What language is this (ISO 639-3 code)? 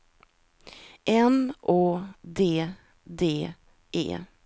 swe